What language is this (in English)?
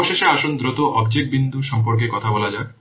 Bangla